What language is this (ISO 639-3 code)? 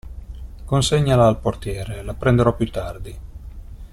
ita